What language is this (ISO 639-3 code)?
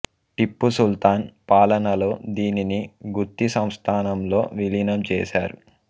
tel